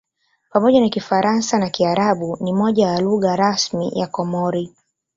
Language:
Swahili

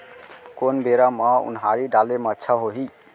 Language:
Chhattisgarhi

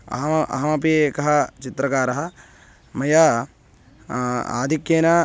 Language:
Sanskrit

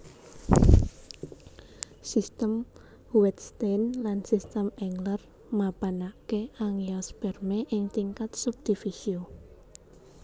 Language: Javanese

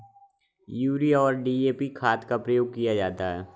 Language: Hindi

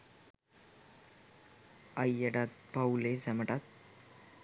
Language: Sinhala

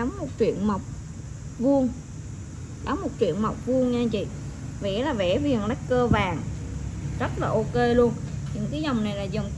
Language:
Vietnamese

